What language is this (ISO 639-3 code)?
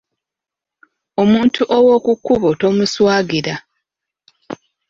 lug